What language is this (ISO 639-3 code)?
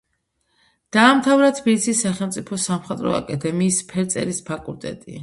kat